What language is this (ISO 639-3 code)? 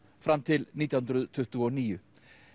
isl